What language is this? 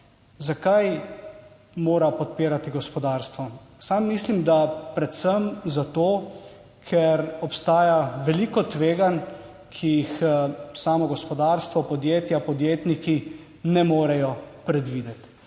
Slovenian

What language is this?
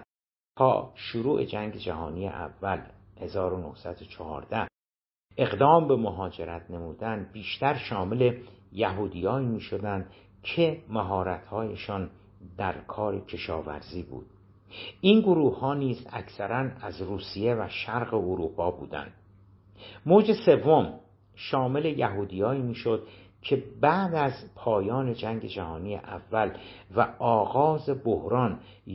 Persian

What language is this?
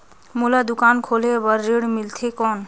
Chhattisgarhi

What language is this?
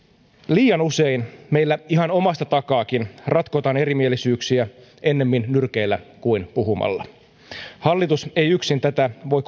Finnish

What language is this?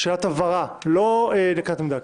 Hebrew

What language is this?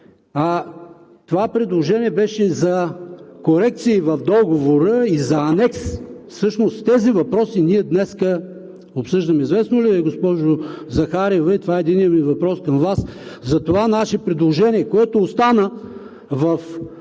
Bulgarian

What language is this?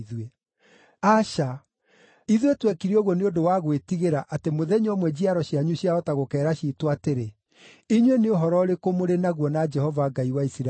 Kikuyu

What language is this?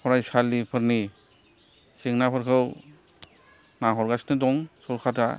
Bodo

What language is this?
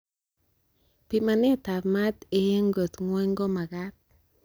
Kalenjin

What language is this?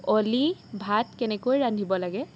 Assamese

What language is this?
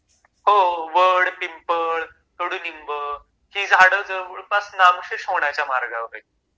Marathi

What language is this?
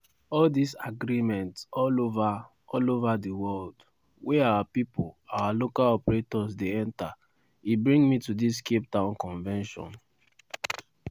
Nigerian Pidgin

